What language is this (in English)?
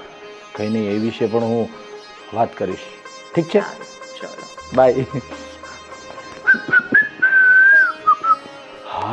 Gujarati